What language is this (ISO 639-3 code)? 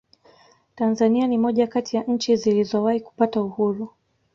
swa